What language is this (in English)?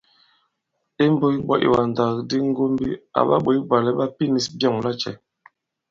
Bankon